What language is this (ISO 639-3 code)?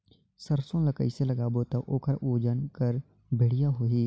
hne